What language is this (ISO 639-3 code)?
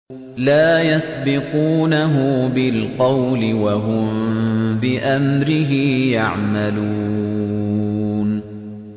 ara